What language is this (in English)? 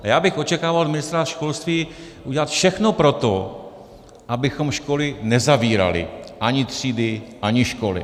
Czech